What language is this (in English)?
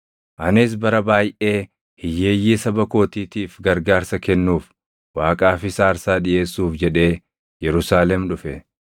Oromo